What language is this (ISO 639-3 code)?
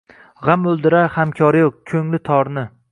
uzb